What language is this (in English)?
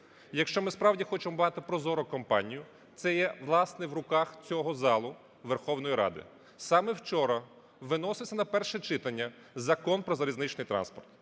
Ukrainian